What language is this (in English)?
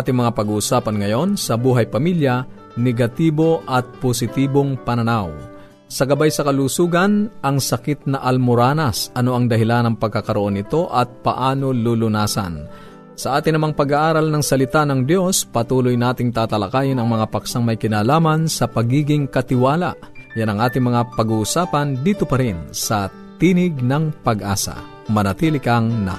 Filipino